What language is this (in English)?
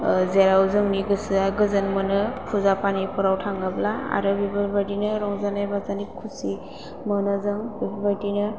Bodo